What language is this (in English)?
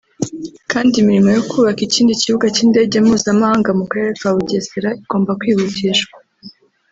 Kinyarwanda